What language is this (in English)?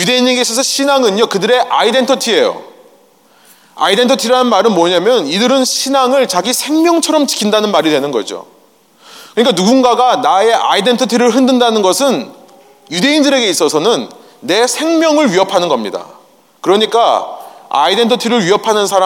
Korean